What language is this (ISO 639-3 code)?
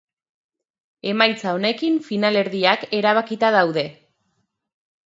eus